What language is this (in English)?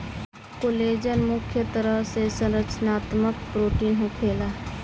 Bhojpuri